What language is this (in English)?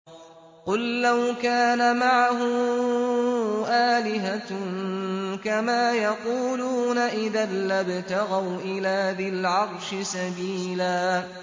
Arabic